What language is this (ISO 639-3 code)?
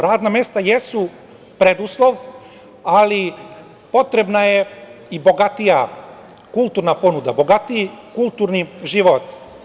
srp